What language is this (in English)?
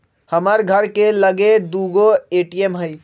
Magahi